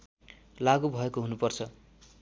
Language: Nepali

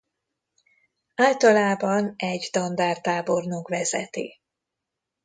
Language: Hungarian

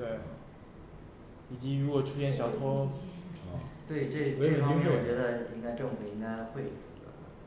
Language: Chinese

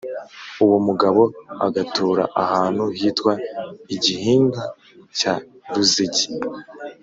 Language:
Kinyarwanda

